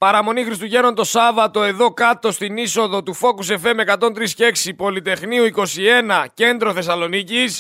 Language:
Greek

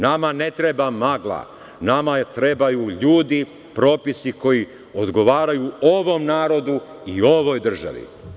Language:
Serbian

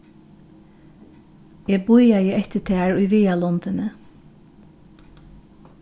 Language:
Faroese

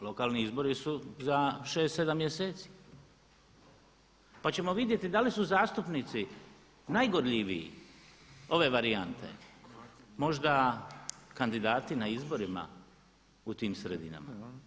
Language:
Croatian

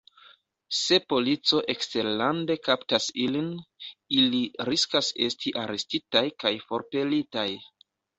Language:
Esperanto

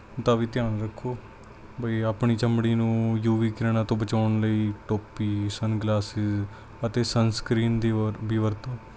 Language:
Punjabi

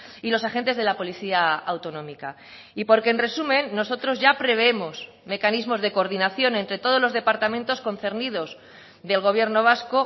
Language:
Spanish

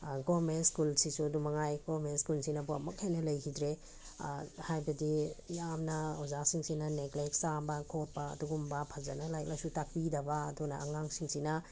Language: Manipuri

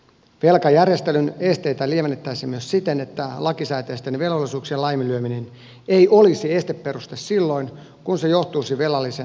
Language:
Finnish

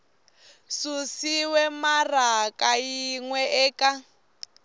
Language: Tsonga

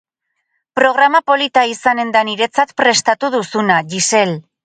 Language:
Basque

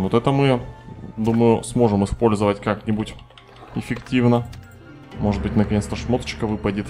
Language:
Russian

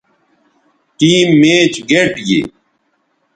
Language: Bateri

